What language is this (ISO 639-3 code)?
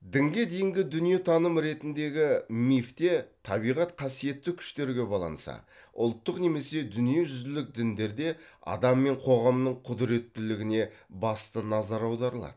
kaz